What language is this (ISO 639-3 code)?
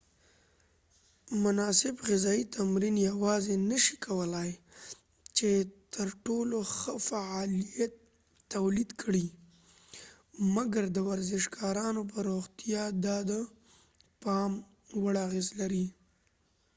pus